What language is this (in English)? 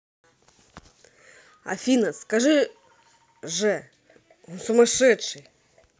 Russian